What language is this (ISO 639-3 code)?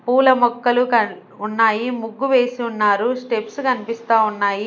tel